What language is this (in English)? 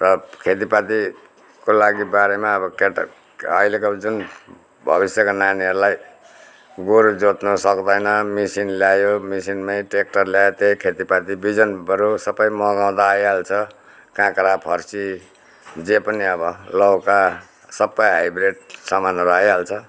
Nepali